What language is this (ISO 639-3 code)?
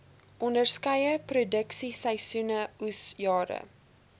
afr